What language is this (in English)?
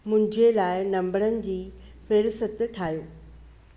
Sindhi